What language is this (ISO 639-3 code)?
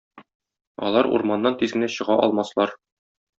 tat